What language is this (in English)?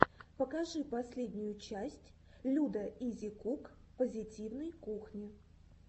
Russian